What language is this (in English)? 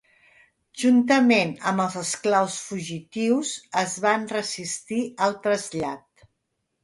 Catalan